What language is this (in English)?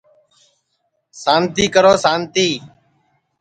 Sansi